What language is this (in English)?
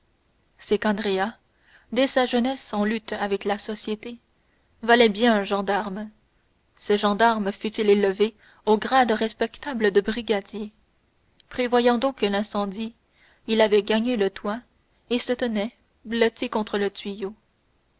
French